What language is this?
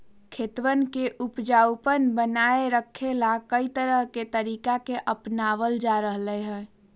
Magahi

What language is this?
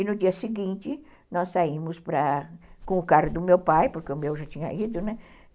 Portuguese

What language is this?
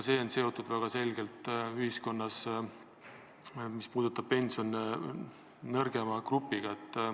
Estonian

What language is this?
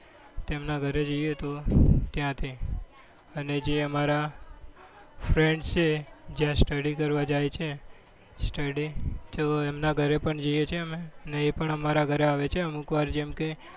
Gujarati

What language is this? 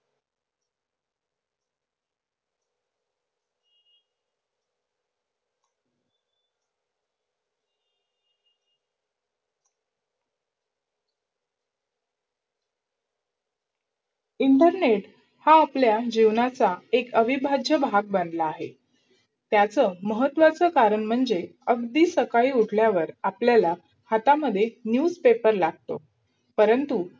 Marathi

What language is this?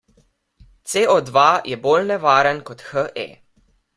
Slovenian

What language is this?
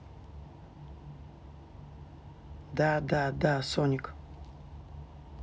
Russian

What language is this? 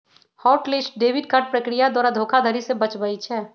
Magahi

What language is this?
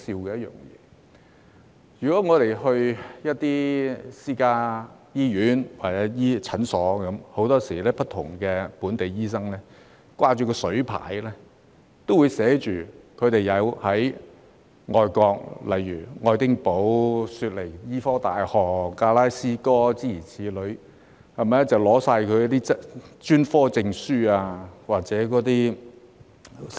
Cantonese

